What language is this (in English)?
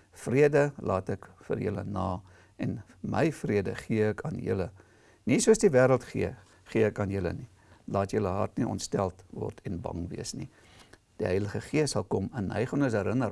Dutch